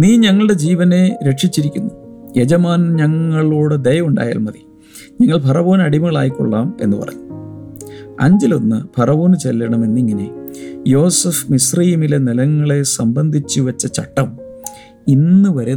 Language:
Malayalam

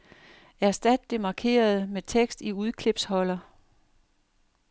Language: Danish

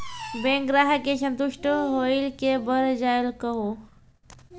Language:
Maithili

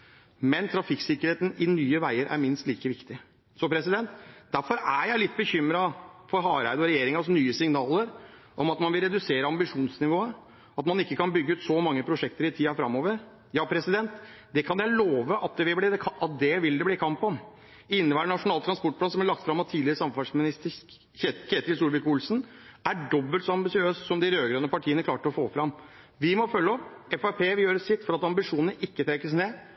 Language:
Norwegian Bokmål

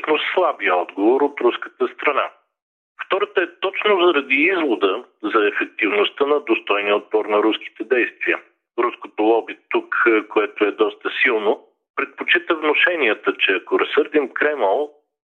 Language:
Bulgarian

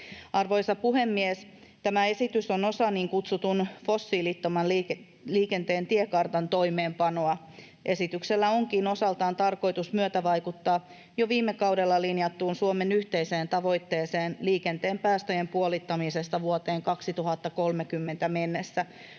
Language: Finnish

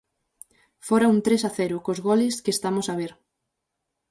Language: Galician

